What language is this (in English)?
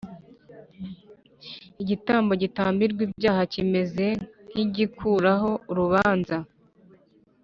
Kinyarwanda